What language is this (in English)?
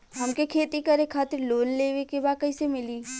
Bhojpuri